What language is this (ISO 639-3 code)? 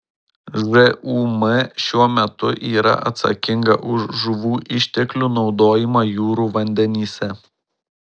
lit